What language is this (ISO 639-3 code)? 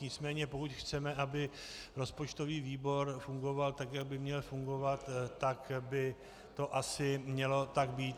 ces